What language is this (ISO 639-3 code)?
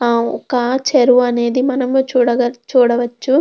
tel